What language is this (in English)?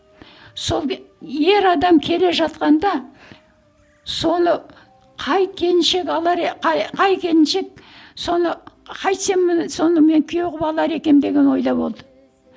Kazakh